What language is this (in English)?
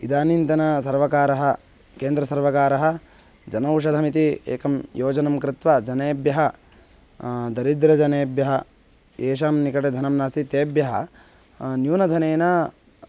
Sanskrit